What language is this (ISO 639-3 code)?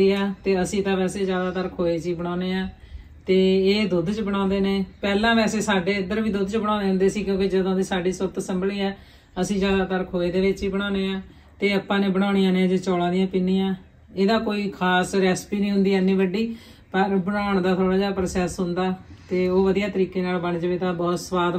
pan